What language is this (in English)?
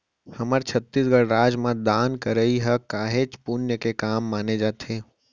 Chhattisgarhi